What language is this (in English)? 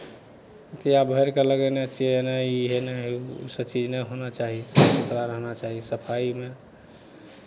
Maithili